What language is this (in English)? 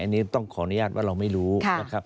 Thai